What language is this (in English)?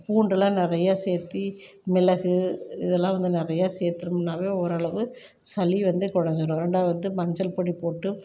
Tamil